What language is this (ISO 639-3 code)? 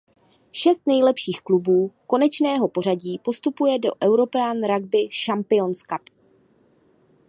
ces